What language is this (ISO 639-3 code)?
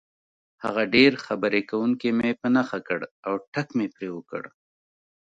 pus